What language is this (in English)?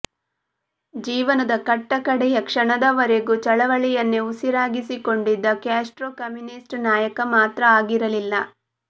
Kannada